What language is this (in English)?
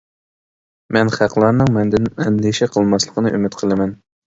Uyghur